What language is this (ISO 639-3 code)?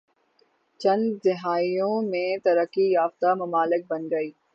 urd